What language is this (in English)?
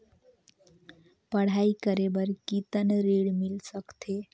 Chhattisgarhi